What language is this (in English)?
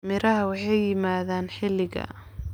Somali